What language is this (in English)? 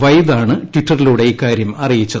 Malayalam